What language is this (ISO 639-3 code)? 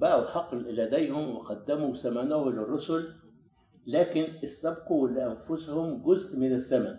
ara